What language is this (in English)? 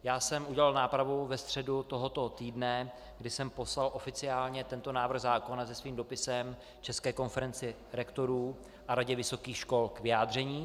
Czech